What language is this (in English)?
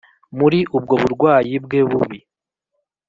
Kinyarwanda